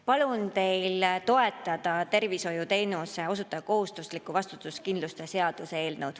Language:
Estonian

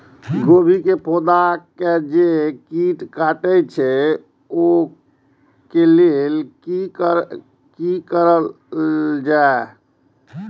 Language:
Maithili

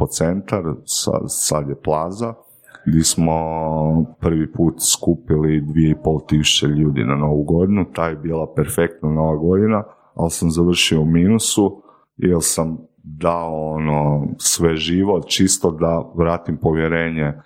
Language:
Croatian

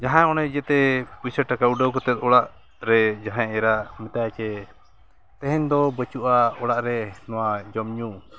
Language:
Santali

